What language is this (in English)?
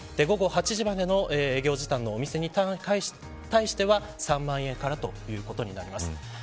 Japanese